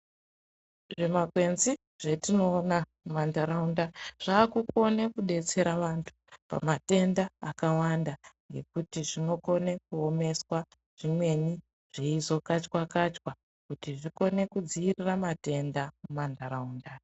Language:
Ndau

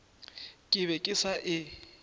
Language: Northern Sotho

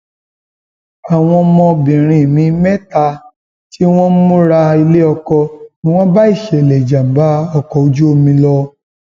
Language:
Yoruba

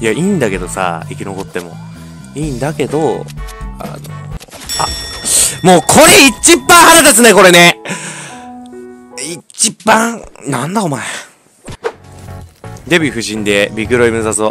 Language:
Japanese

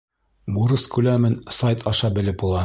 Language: Bashkir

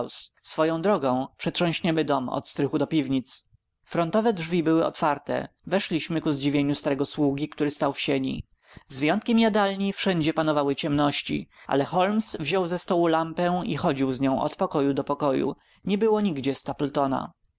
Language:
Polish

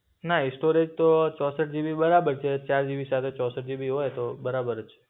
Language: Gujarati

